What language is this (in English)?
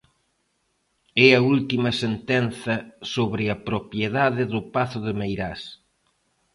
Galician